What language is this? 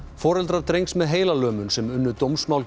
Icelandic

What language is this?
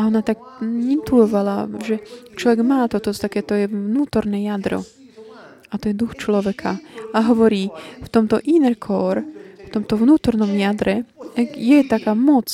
Slovak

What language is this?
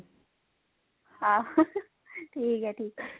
Punjabi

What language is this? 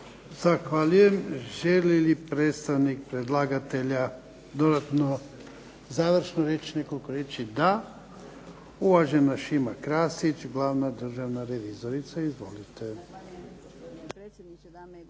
Croatian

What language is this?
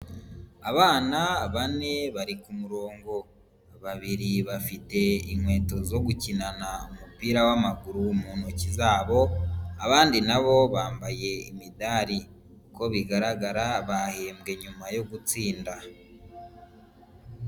Kinyarwanda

